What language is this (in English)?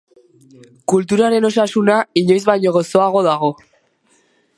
Basque